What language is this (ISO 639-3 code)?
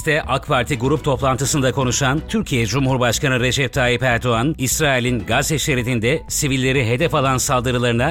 tur